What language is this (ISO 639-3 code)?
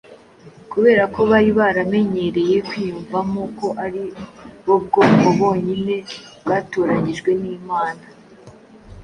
kin